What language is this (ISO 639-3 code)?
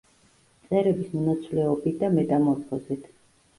kat